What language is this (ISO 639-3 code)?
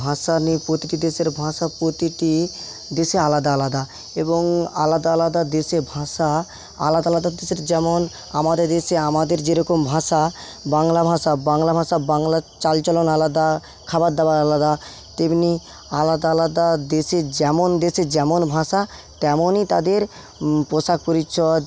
ben